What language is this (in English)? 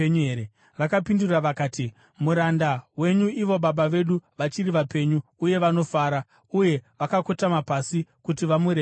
Shona